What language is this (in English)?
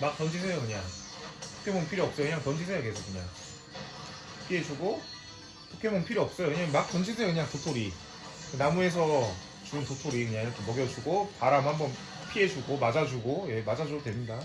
Korean